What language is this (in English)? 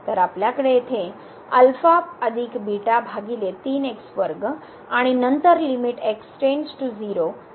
Marathi